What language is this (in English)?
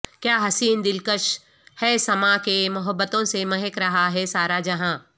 Urdu